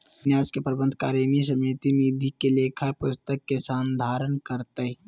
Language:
Magahi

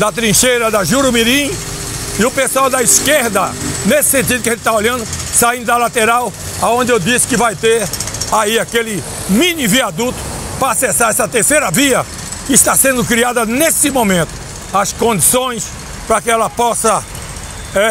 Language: Portuguese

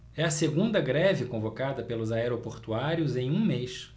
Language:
Portuguese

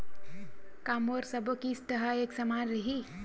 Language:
Chhattisgarhi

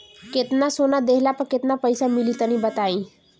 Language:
Bhojpuri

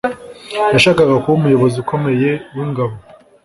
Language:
Kinyarwanda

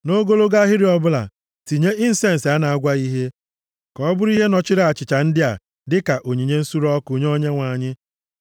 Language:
Igbo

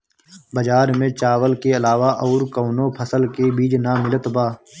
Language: Bhojpuri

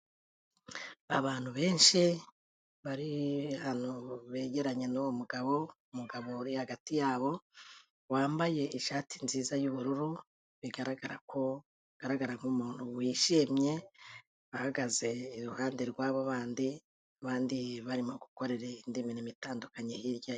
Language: Kinyarwanda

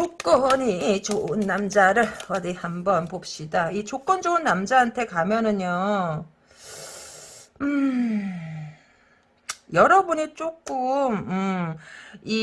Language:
Korean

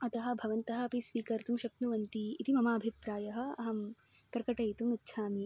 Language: Sanskrit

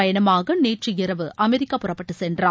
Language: Tamil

